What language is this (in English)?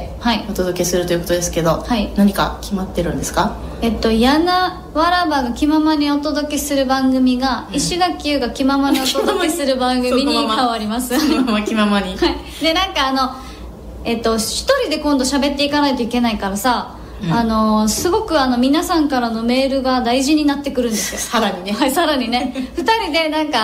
Japanese